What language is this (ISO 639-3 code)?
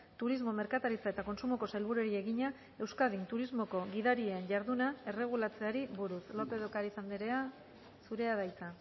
eus